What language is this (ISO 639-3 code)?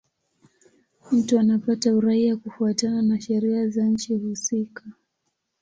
swa